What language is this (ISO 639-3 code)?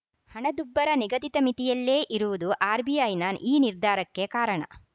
kan